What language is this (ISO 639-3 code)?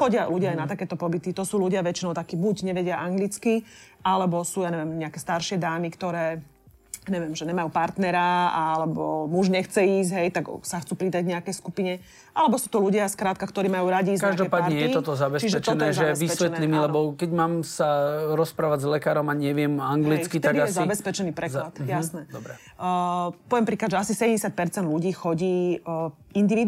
slk